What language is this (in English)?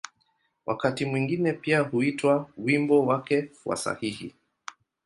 Swahili